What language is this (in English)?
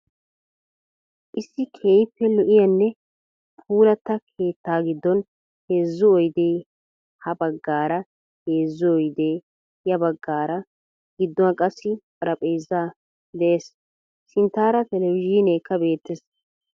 Wolaytta